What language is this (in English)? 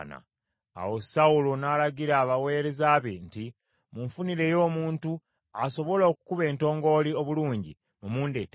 Ganda